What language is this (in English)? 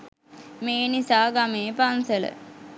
Sinhala